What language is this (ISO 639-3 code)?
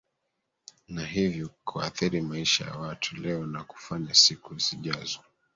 swa